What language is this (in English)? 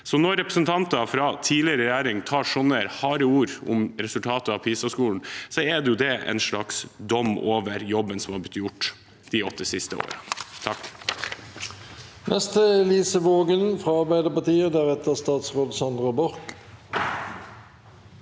Norwegian